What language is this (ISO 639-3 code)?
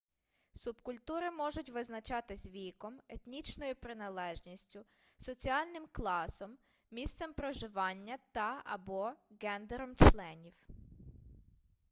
ukr